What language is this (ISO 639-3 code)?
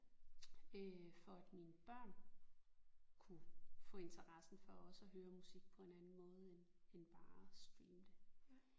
dan